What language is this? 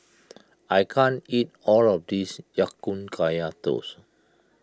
English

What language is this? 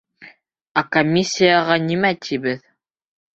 Bashkir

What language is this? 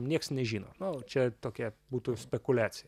Lithuanian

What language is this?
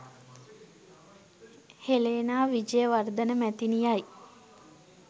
Sinhala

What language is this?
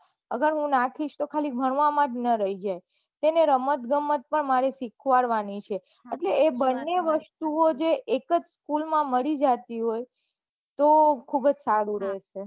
Gujarati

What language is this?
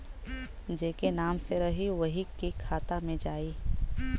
Bhojpuri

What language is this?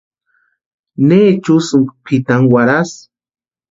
Western Highland Purepecha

